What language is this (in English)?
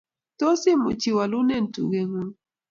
Kalenjin